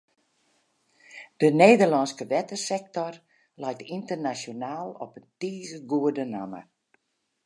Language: Western Frisian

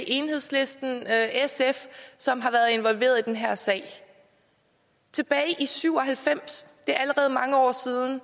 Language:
Danish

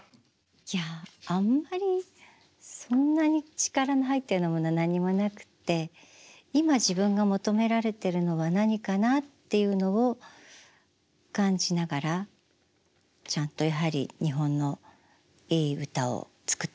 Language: Japanese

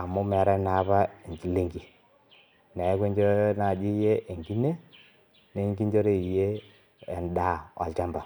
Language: Masai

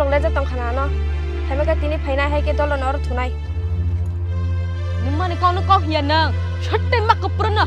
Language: Thai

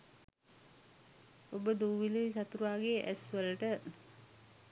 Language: Sinhala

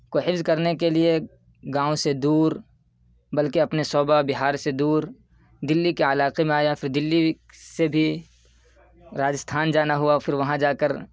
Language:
Urdu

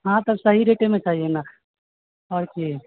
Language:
Maithili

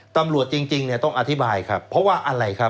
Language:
Thai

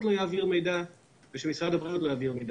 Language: Hebrew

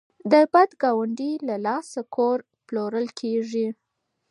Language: Pashto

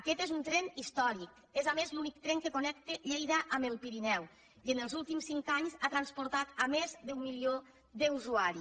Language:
Catalan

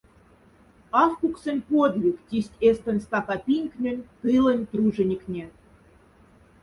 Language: Moksha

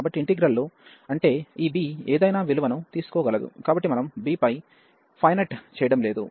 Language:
Telugu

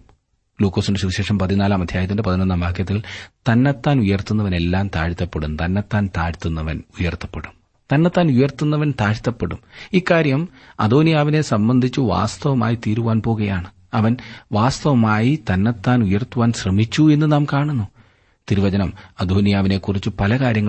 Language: Malayalam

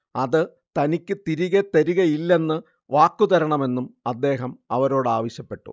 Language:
Malayalam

